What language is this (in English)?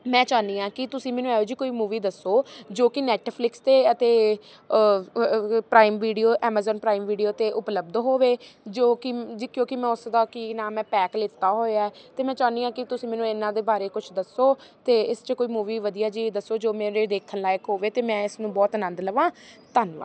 Punjabi